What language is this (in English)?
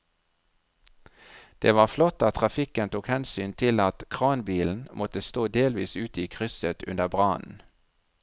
Norwegian